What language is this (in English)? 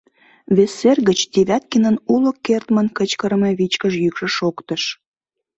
Mari